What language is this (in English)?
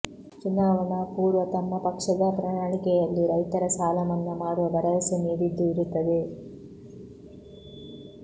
Kannada